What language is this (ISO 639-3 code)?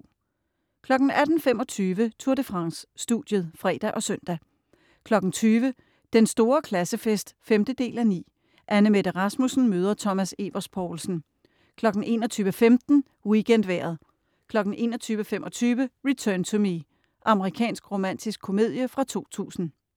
dan